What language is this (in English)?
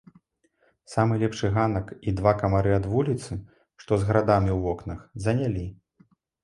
Belarusian